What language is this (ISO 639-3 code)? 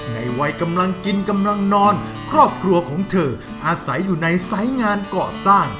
tha